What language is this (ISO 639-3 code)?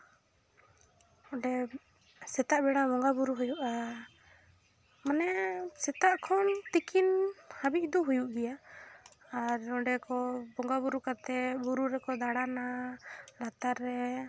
sat